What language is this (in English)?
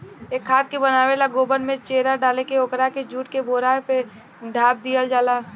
Bhojpuri